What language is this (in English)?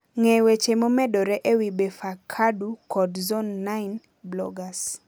Luo (Kenya and Tanzania)